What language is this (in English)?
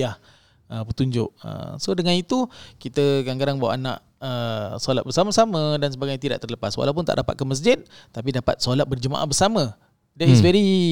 Malay